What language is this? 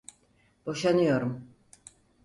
Turkish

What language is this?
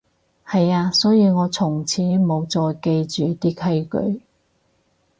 Cantonese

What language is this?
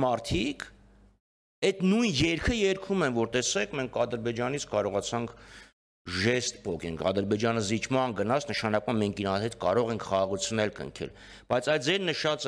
Romanian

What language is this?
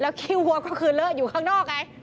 Thai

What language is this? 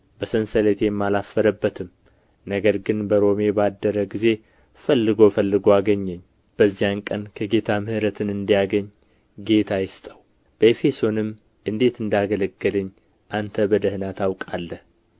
Amharic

